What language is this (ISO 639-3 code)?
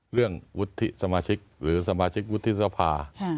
tha